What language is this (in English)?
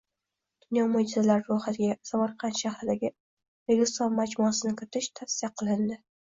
Uzbek